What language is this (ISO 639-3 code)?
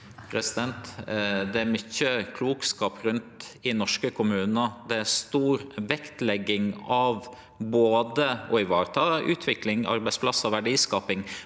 nor